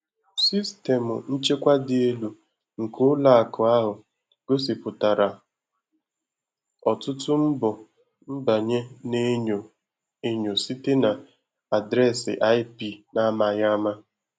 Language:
Igbo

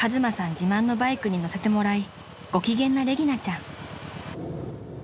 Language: Japanese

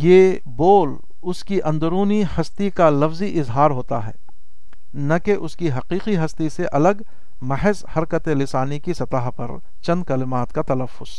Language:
Urdu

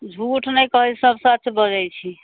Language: Maithili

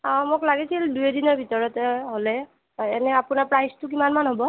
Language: Assamese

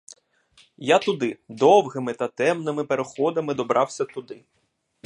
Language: Ukrainian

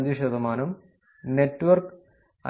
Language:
Malayalam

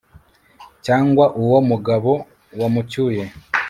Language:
Kinyarwanda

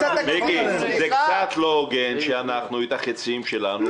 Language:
Hebrew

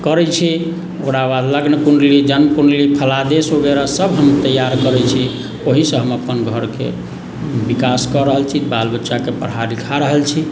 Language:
Maithili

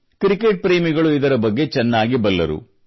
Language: Kannada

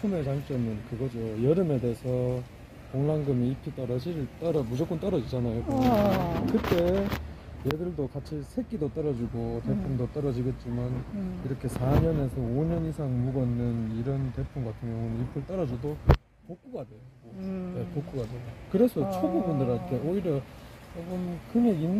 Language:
Korean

